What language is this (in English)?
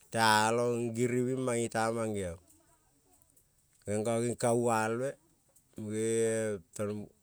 Kol (Papua New Guinea)